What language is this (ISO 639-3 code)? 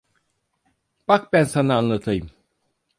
tur